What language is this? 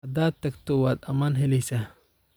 Somali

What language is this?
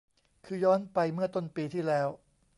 Thai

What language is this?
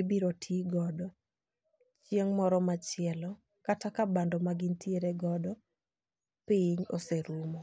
Luo (Kenya and Tanzania)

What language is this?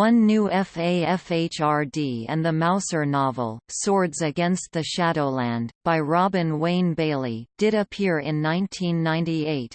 English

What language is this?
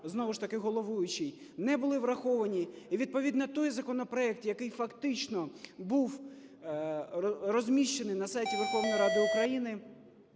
Ukrainian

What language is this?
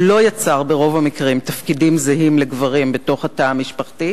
Hebrew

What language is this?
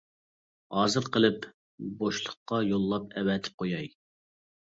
Uyghur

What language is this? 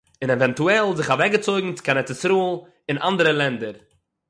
Yiddish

